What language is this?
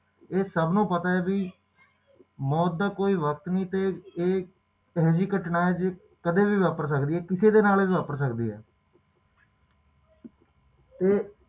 Punjabi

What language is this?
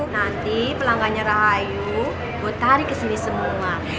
Indonesian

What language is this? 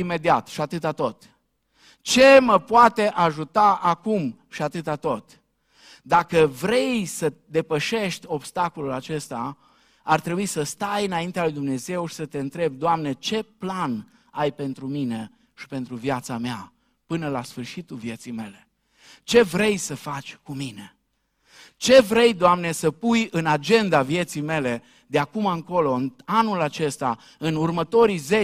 Romanian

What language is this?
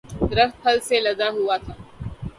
Urdu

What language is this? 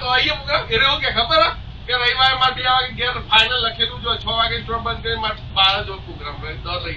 Vietnamese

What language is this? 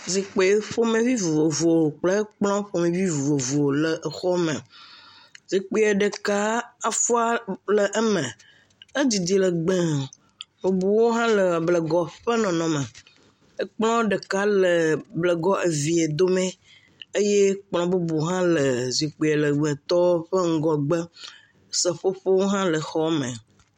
Ewe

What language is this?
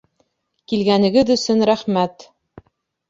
Bashkir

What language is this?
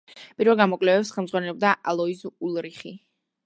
Georgian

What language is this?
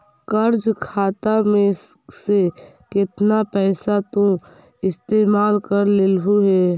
Magahi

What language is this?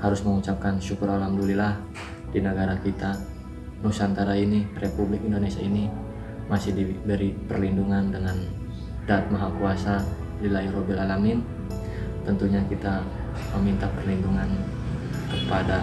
Indonesian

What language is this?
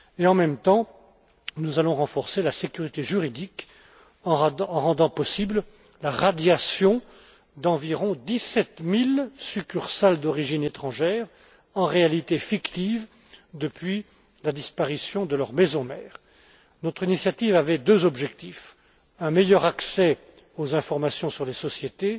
French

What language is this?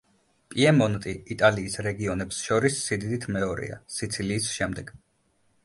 Georgian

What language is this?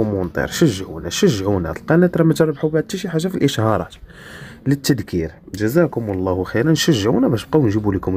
Arabic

